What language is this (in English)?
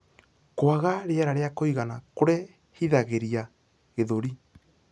Kikuyu